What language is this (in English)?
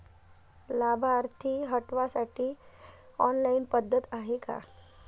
Marathi